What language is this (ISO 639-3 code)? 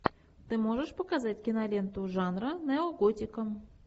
rus